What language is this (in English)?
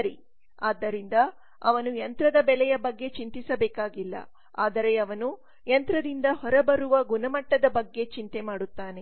Kannada